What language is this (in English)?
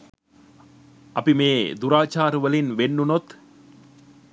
Sinhala